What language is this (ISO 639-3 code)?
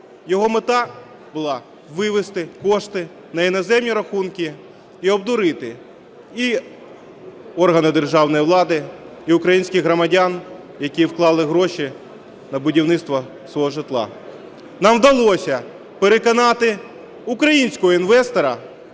ukr